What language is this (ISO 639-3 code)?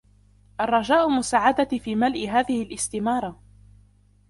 ara